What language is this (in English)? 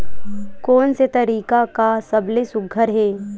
Chhattisgarhi